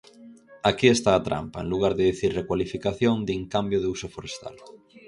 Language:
Galician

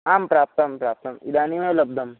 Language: Sanskrit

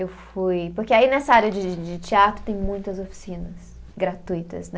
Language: Portuguese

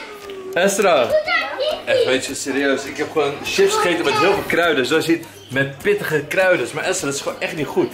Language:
Dutch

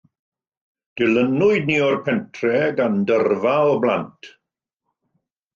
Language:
Welsh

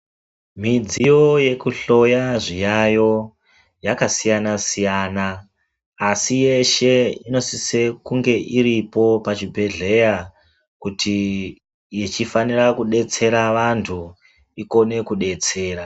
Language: Ndau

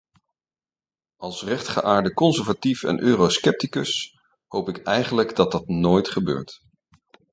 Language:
Dutch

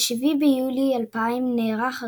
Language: Hebrew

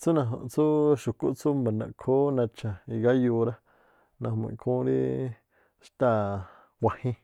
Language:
Tlacoapa Me'phaa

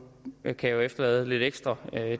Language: Danish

